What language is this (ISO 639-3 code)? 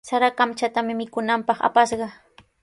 qws